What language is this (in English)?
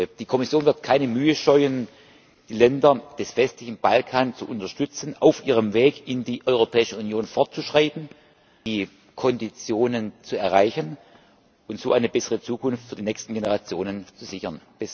German